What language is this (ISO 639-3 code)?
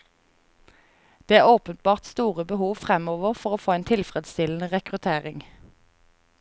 nor